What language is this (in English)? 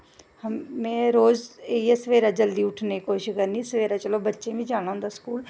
Dogri